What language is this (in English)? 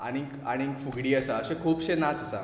Konkani